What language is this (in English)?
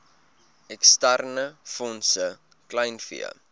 Afrikaans